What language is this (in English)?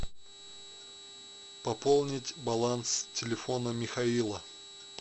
Russian